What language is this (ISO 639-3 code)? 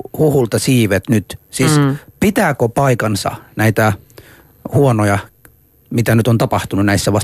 fin